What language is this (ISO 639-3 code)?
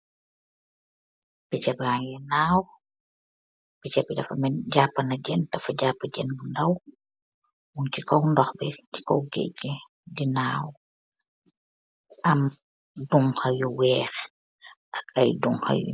wol